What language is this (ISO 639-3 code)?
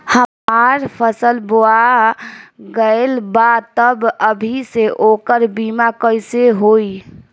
bho